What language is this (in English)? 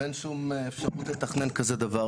Hebrew